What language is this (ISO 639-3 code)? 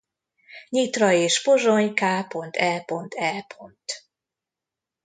hun